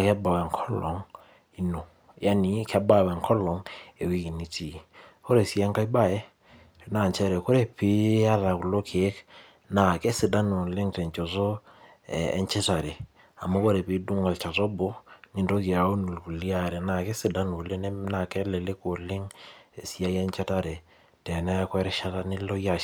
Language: Masai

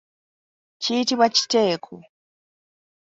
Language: Ganda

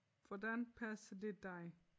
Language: Danish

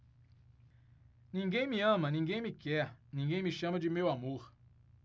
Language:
Portuguese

